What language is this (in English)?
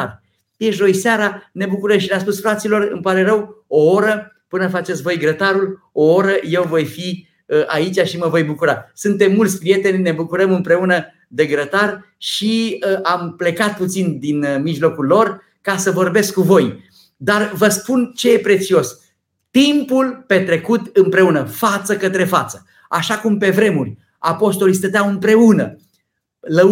Romanian